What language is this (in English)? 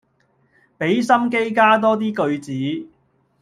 Cantonese